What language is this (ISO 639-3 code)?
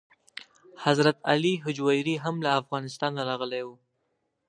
pus